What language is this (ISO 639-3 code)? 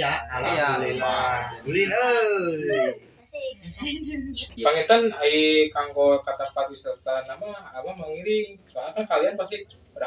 ind